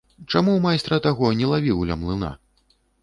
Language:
Belarusian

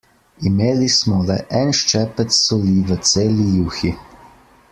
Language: Slovenian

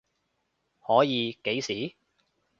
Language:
Cantonese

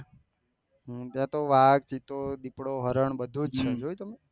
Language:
Gujarati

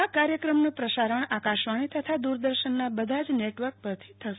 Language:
Gujarati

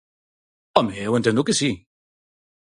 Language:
Galician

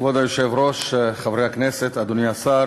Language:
Hebrew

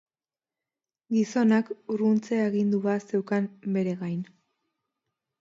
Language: Basque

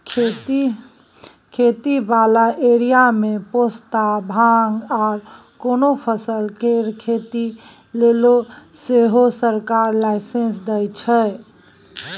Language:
Maithili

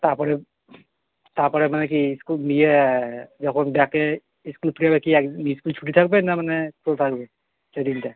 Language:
Bangla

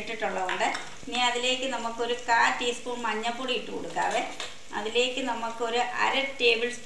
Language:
Turkish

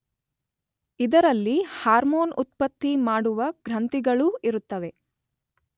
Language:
Kannada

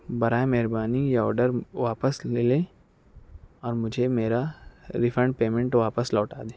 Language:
Urdu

